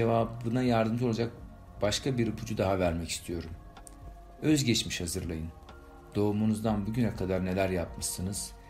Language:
Turkish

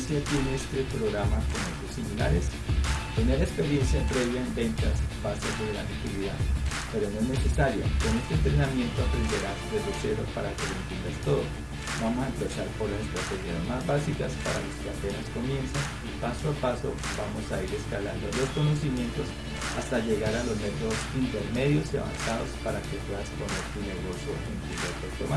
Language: Spanish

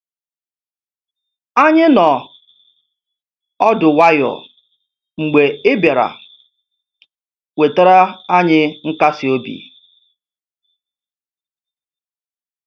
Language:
Igbo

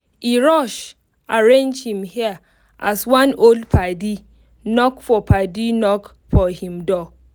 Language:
Nigerian Pidgin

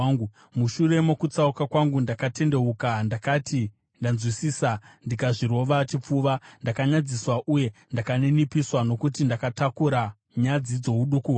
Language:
Shona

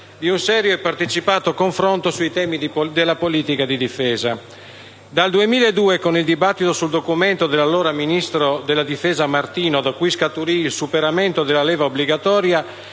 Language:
Italian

